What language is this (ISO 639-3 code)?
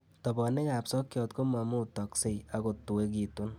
kln